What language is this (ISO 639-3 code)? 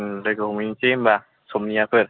brx